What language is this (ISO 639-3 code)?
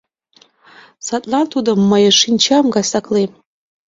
chm